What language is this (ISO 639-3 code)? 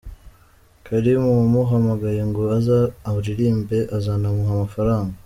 kin